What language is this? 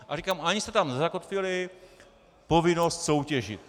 Czech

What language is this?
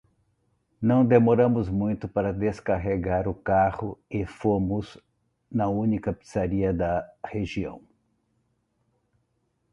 Portuguese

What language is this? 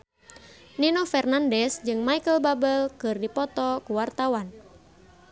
Sundanese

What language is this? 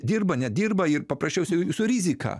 Lithuanian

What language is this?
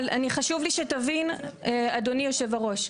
Hebrew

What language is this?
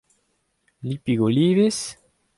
Breton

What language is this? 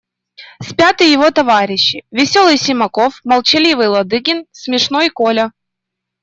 Russian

